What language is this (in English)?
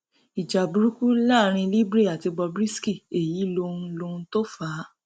Yoruba